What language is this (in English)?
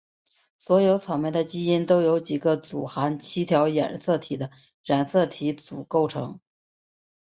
Chinese